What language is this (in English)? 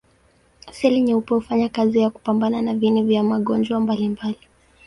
Swahili